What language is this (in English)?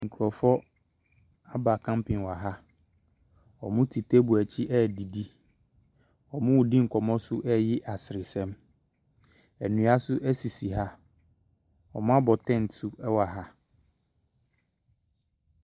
Akan